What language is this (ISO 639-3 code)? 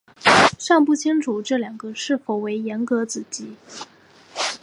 zho